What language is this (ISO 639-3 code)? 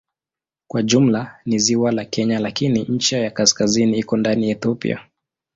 swa